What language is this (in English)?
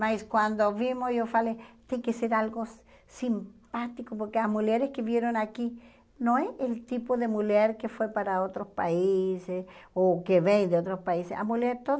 Portuguese